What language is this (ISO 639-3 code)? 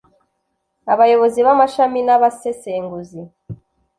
kin